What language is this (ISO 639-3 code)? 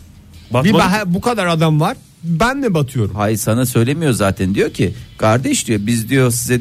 tur